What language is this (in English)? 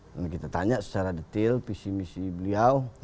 Indonesian